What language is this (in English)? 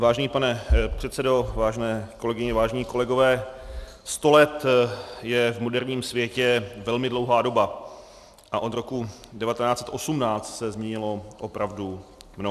Czech